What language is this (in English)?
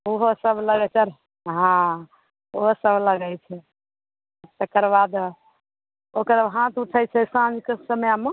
Maithili